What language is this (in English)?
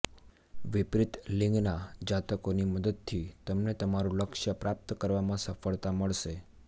Gujarati